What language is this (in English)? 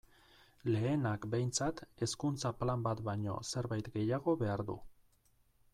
Basque